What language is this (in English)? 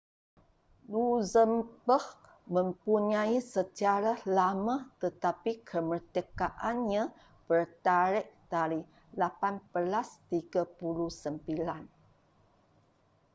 Malay